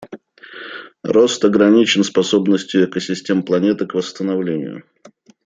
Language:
Russian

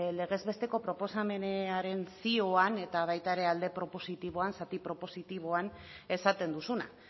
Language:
Basque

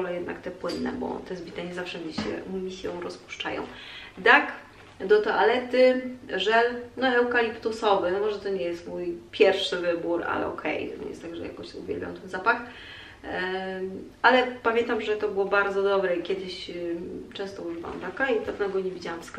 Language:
Polish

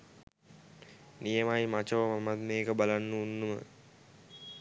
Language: Sinhala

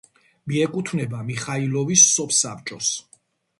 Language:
Georgian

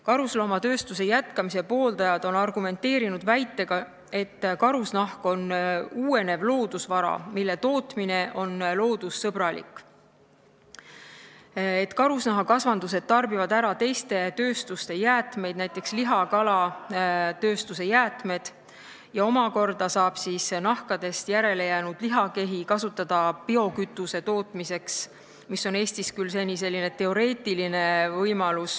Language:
Estonian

